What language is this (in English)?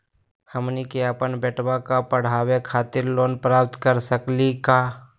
Magahi